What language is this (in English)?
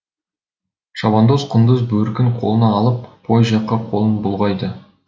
Kazakh